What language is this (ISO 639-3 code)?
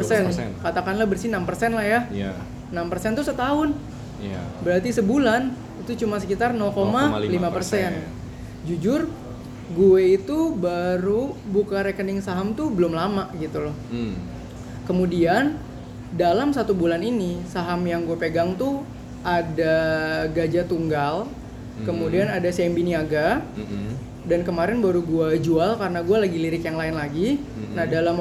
ind